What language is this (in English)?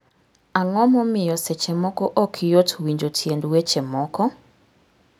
Luo (Kenya and Tanzania)